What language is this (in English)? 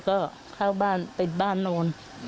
Thai